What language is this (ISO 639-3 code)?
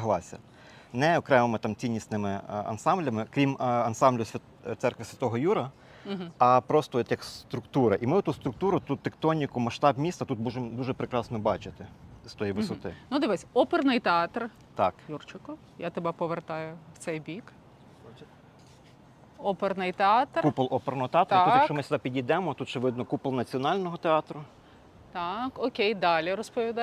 ukr